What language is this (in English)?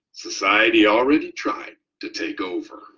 English